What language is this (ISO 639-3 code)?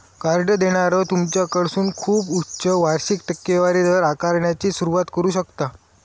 mar